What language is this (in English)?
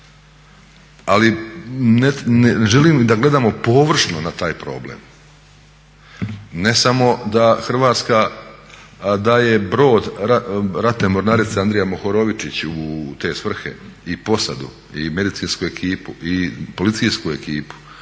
Croatian